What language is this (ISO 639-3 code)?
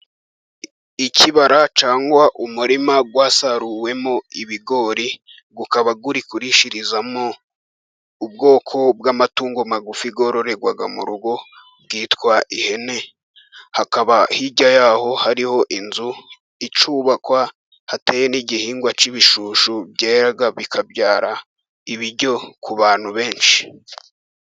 kin